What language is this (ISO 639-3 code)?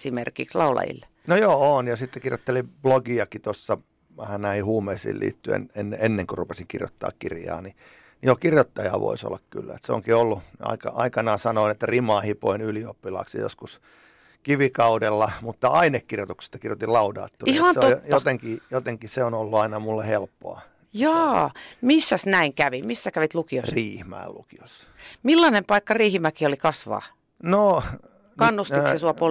fin